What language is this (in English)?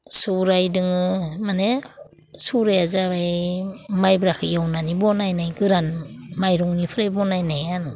Bodo